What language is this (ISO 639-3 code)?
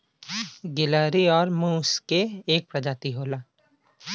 bho